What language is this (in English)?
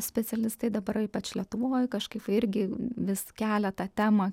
Lithuanian